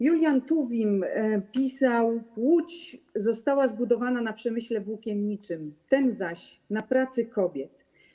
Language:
Polish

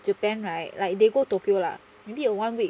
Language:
English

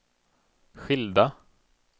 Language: Swedish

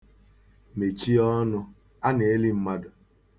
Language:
Igbo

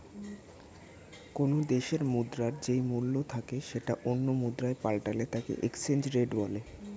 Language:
Bangla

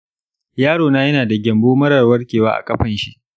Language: Hausa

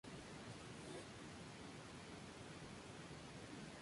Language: Spanish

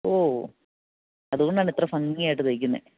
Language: Malayalam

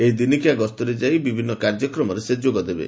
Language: Odia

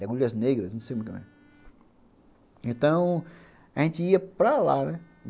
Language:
Portuguese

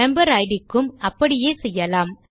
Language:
Tamil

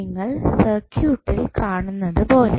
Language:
Malayalam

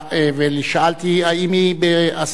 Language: Hebrew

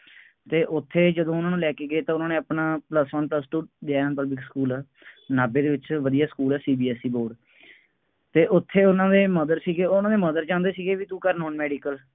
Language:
Punjabi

